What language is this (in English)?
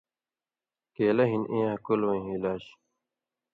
Indus Kohistani